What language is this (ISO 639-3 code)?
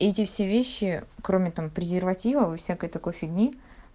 rus